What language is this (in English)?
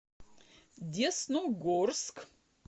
Russian